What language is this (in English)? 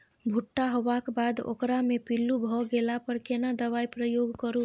Maithili